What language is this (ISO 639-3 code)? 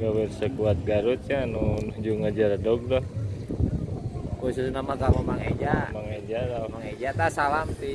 ind